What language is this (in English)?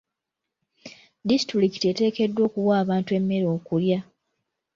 Ganda